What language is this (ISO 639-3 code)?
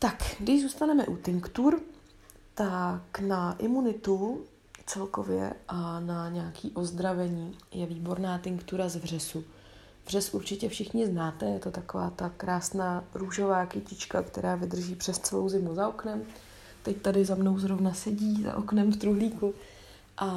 ces